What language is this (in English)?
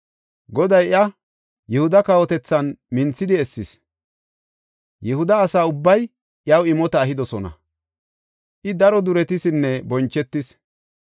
Gofa